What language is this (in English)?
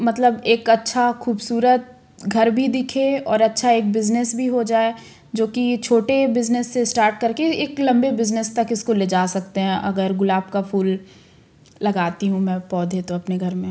Hindi